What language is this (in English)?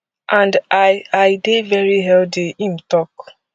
Nigerian Pidgin